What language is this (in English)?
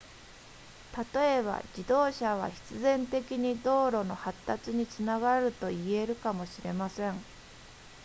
Japanese